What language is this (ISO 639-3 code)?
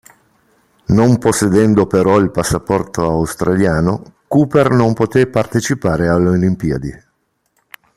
ita